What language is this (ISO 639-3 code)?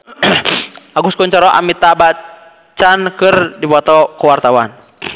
sun